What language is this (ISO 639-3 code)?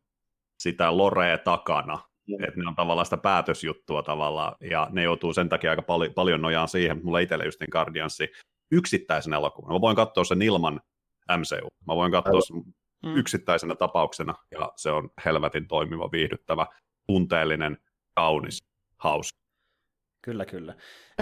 fin